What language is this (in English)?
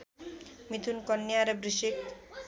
Nepali